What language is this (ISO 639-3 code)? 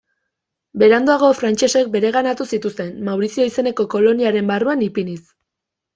eus